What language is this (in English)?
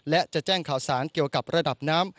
Thai